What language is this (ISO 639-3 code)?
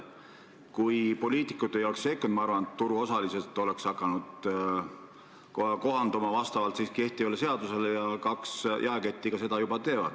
est